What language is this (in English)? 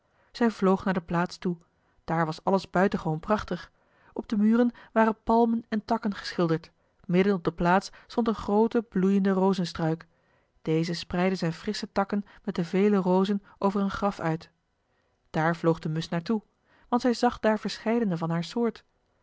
Dutch